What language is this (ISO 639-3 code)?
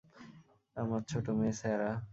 ben